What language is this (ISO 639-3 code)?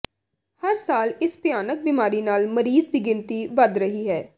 pan